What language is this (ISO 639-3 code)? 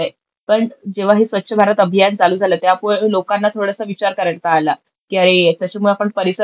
mar